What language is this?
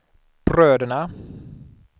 Swedish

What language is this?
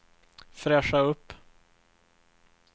Swedish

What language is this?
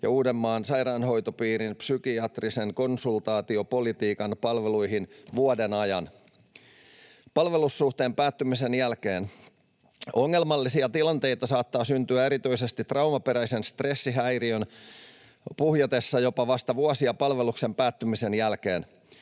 Finnish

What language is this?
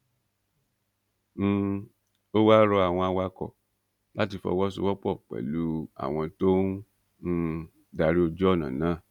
Yoruba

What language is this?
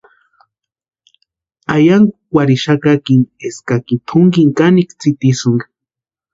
Western Highland Purepecha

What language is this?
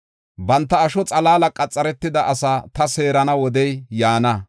Gofa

